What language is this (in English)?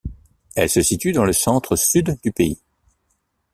French